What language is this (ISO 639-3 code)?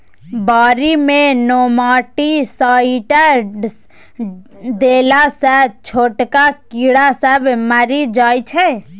mai